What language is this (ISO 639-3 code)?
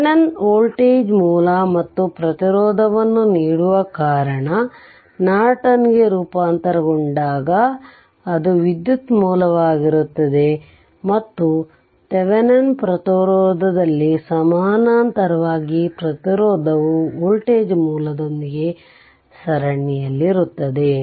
kan